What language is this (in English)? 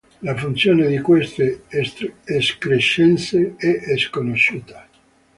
Italian